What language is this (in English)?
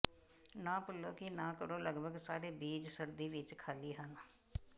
Punjabi